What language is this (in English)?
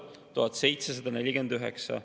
Estonian